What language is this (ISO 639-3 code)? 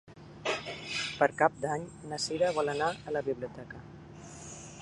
cat